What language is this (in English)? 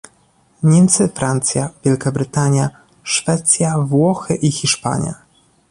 Polish